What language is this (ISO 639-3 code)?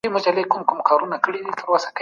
pus